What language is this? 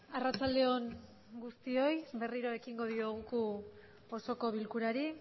Basque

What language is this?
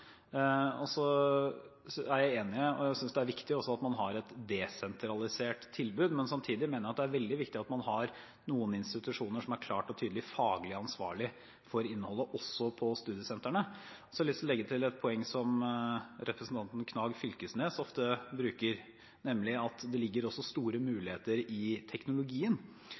Norwegian Bokmål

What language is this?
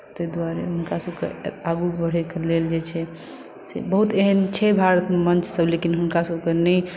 Maithili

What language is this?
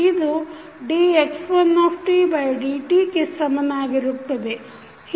Kannada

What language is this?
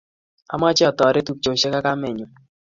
Kalenjin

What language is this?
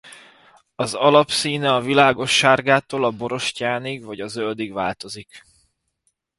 Hungarian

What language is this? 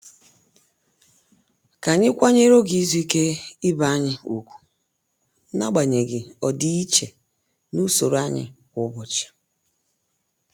Igbo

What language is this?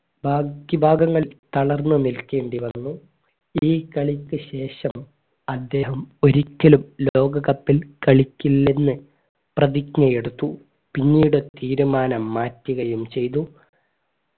Malayalam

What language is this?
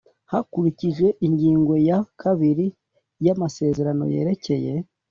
Kinyarwanda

